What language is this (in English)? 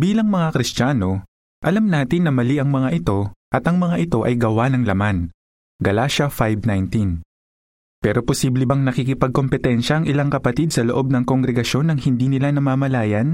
Filipino